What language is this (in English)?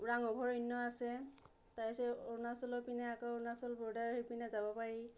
Assamese